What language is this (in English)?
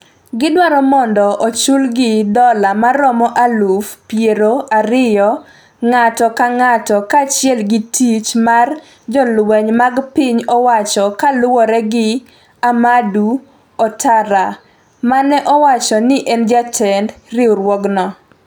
Luo (Kenya and Tanzania)